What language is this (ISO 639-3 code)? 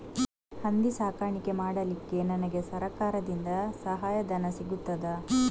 kan